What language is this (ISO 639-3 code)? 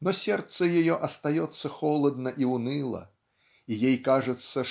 rus